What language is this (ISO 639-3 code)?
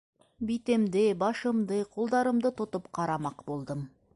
bak